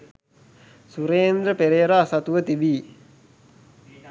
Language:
Sinhala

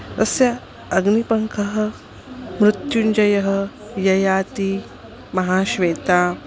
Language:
Sanskrit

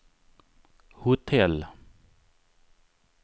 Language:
Swedish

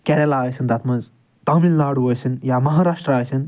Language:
Kashmiri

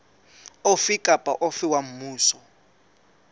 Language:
Southern Sotho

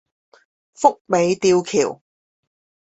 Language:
Chinese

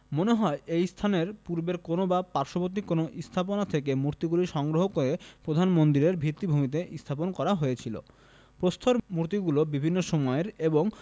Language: Bangla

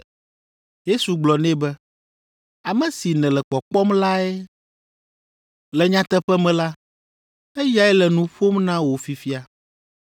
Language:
Ewe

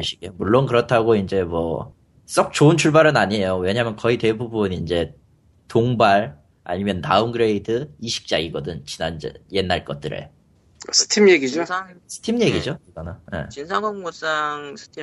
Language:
Korean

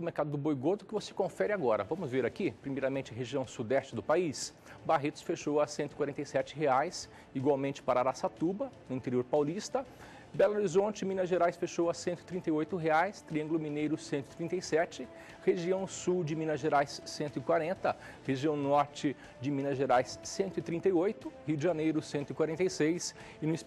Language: Portuguese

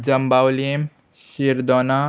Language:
Konkani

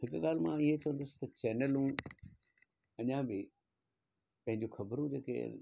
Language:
Sindhi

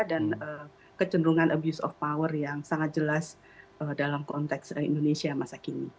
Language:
Indonesian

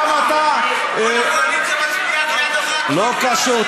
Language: Hebrew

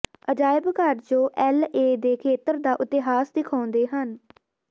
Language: Punjabi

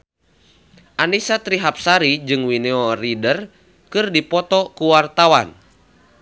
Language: Sundanese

